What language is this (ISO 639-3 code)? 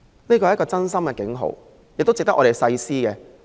yue